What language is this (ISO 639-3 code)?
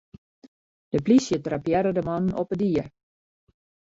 fry